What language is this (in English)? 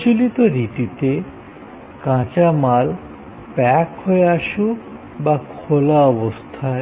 Bangla